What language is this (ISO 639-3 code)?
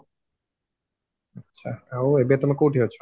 ori